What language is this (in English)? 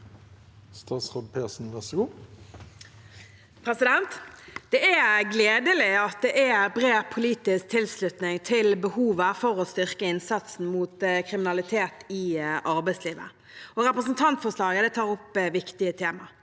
Norwegian